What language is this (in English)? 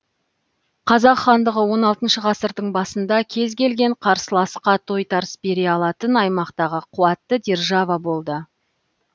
Kazakh